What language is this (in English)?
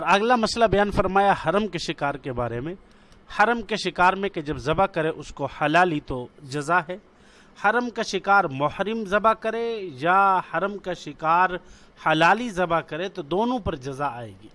Urdu